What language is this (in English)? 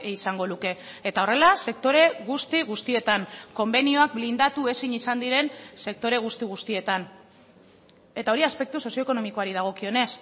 Basque